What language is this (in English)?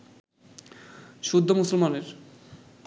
Bangla